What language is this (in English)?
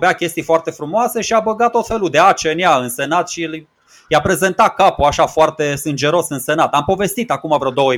Romanian